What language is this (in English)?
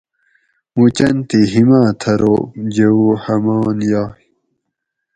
Gawri